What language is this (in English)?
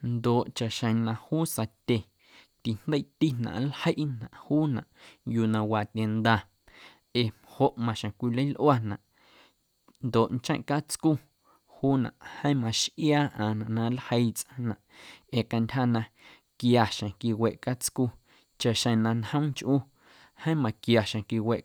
Guerrero Amuzgo